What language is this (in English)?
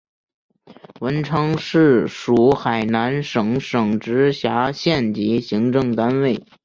Chinese